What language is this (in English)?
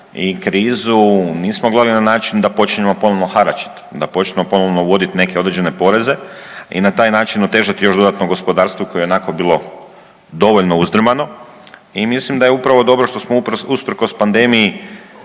Croatian